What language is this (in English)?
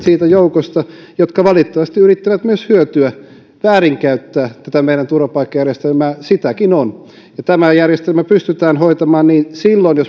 Finnish